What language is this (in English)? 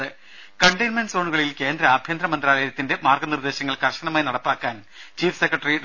Malayalam